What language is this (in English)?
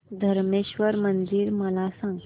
Marathi